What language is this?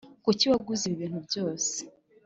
Kinyarwanda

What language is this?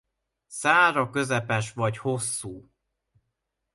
Hungarian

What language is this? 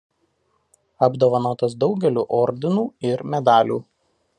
Lithuanian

